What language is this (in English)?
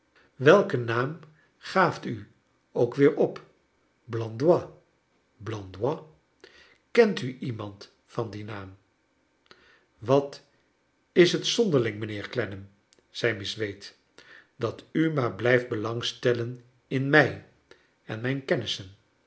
Dutch